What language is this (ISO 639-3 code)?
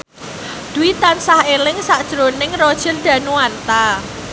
jav